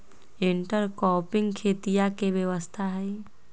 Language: Magahi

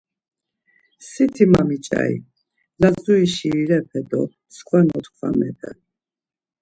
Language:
Laz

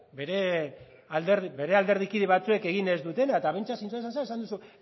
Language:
Basque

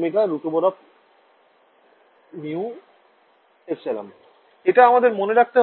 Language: Bangla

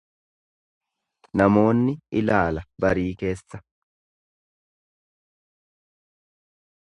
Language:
Oromo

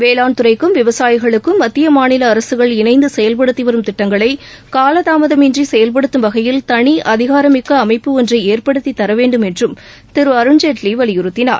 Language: Tamil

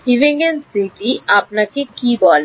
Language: Bangla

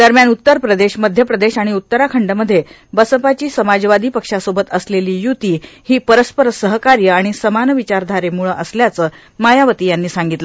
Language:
Marathi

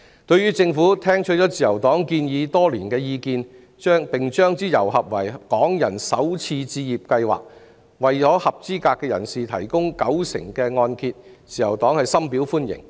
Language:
Cantonese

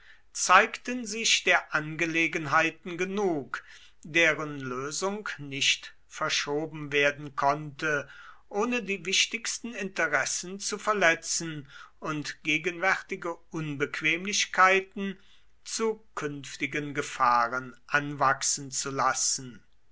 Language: German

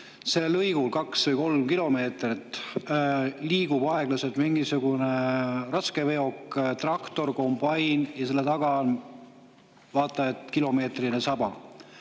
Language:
Estonian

